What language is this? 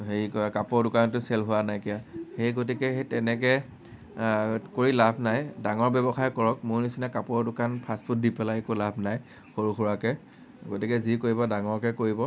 Assamese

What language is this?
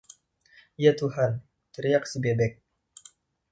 Indonesian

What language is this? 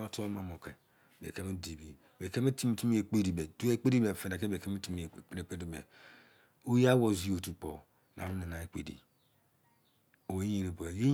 Izon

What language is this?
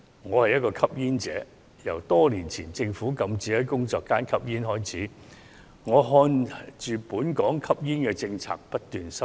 Cantonese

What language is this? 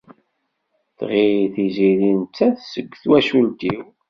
Kabyle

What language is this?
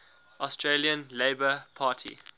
English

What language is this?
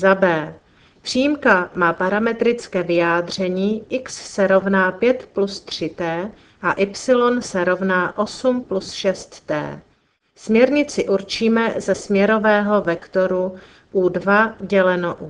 Czech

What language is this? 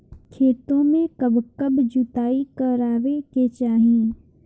Bhojpuri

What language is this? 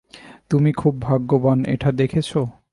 Bangla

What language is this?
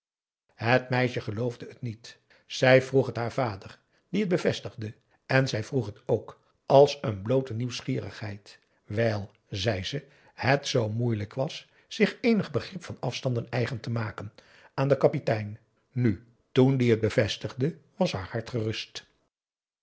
Dutch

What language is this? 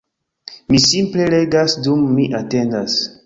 Esperanto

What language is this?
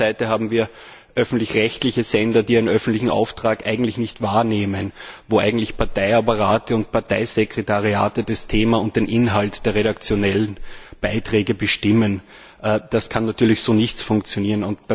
German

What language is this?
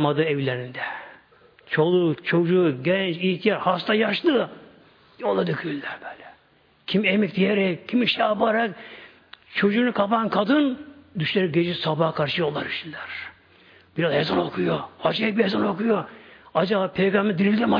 Turkish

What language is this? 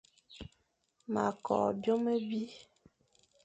Fang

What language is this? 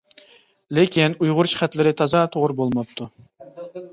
Uyghur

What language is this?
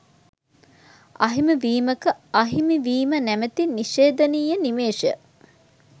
Sinhala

